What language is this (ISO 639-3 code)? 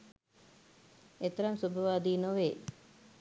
sin